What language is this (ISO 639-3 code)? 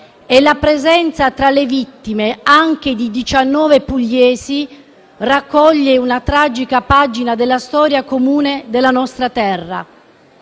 ita